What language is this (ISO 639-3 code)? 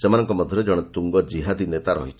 ori